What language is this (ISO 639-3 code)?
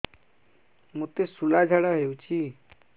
ori